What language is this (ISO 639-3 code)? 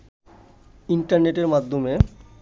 ben